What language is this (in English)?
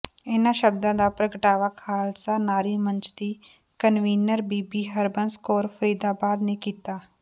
Punjabi